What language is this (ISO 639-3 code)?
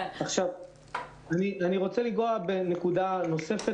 heb